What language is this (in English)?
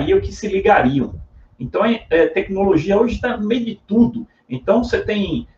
Portuguese